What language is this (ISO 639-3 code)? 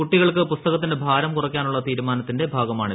mal